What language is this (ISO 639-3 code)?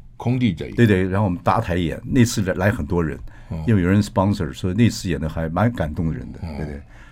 zho